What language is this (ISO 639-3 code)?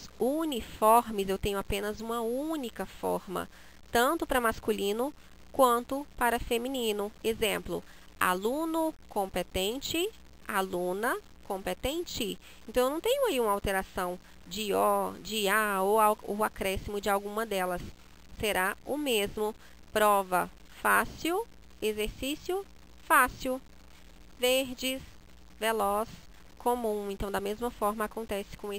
por